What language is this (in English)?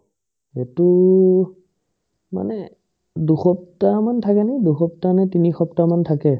Assamese